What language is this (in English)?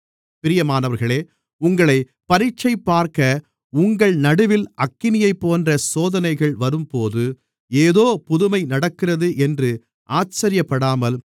Tamil